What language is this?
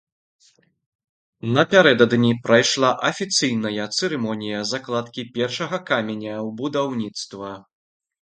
Belarusian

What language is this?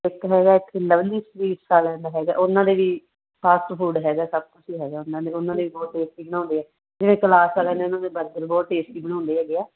Punjabi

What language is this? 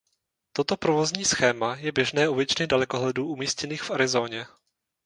Czech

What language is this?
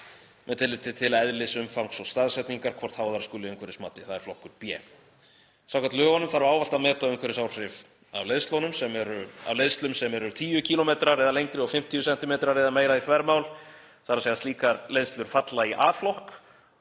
Icelandic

